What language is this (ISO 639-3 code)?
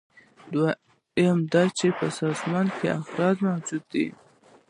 pus